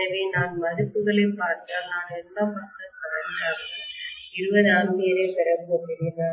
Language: Tamil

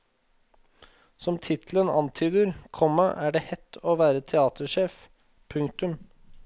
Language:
Norwegian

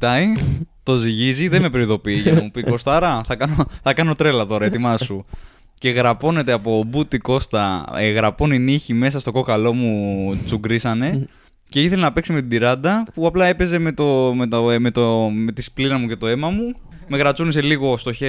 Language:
Greek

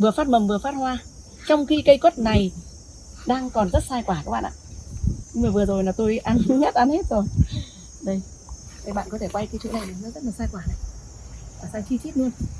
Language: Vietnamese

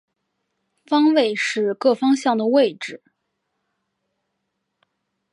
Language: Chinese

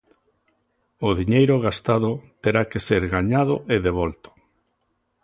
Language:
Galician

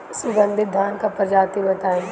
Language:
Bhojpuri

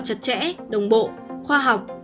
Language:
Vietnamese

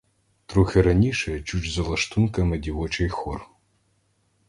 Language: Ukrainian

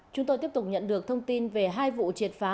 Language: Vietnamese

